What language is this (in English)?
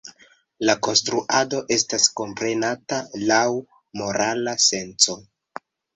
Esperanto